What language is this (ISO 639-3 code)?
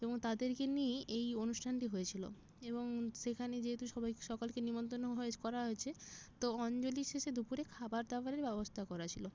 ben